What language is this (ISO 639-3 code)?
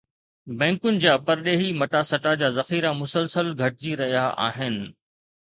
snd